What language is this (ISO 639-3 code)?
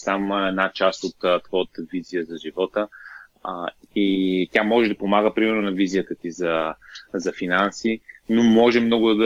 bul